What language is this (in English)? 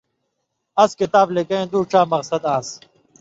Indus Kohistani